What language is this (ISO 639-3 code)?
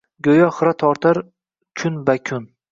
uzb